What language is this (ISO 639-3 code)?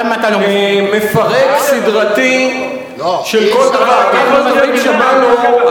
heb